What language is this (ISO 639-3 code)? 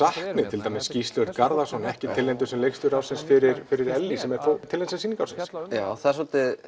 isl